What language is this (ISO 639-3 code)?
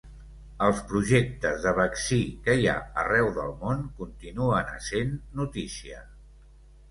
cat